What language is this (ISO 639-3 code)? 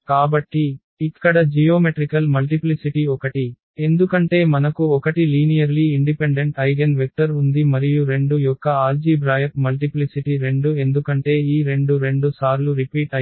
tel